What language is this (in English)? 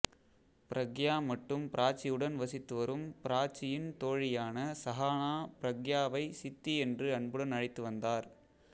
Tamil